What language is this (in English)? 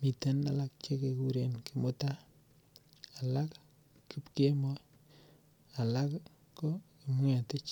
Kalenjin